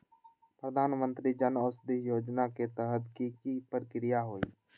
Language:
Magahi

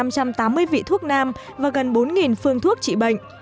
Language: Vietnamese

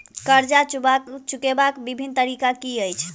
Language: Maithili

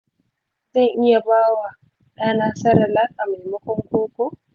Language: Hausa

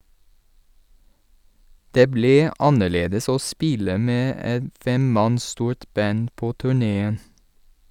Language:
Norwegian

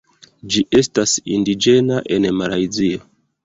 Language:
Esperanto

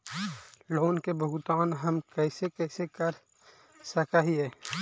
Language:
Magahi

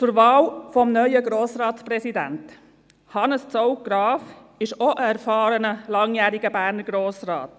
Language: Swiss German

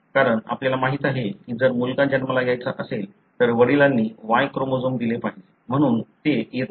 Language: Marathi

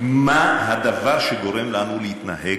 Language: Hebrew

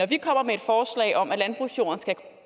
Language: Danish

